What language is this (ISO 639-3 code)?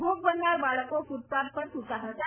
guj